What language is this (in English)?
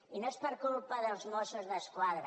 Catalan